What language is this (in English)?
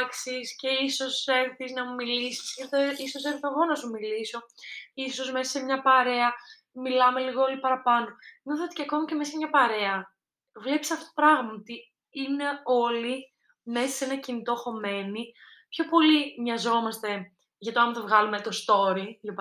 Greek